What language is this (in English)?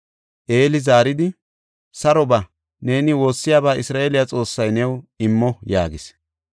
Gofa